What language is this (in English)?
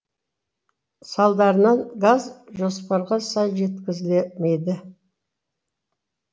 Kazakh